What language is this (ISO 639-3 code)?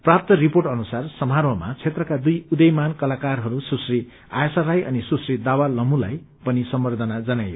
nep